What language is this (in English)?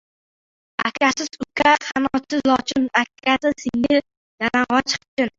Uzbek